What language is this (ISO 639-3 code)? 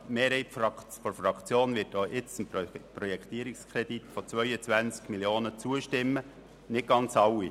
gsw